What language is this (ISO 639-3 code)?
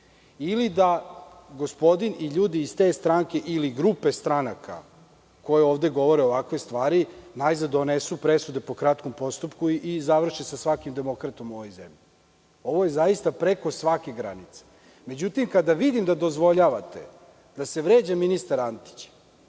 srp